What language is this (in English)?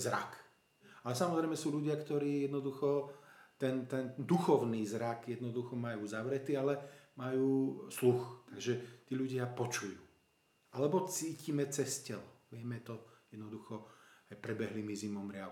Slovak